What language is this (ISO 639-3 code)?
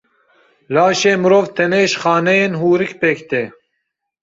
kur